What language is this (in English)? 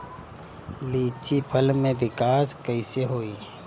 Bhojpuri